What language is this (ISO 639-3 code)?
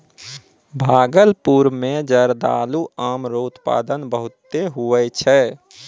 mai